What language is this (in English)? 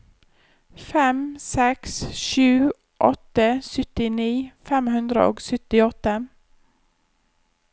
Norwegian